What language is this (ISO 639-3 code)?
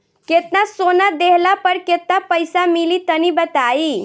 bho